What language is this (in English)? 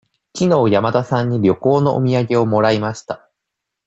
Japanese